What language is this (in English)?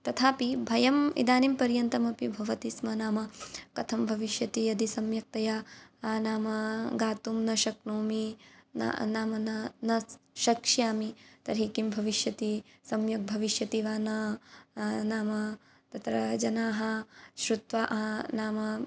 Sanskrit